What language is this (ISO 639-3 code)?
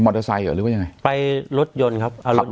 tha